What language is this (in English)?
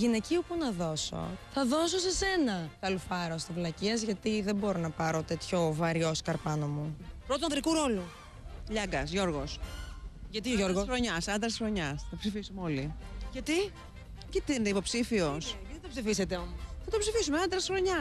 Greek